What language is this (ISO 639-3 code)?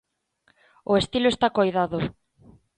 glg